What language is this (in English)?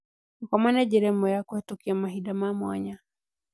Kikuyu